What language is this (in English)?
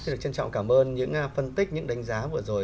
Vietnamese